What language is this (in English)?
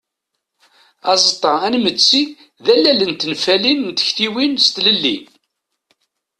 Kabyle